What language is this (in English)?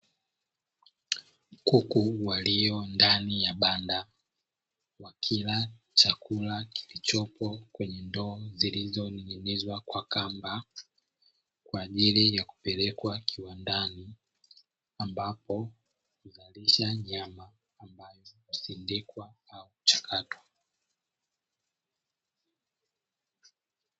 Swahili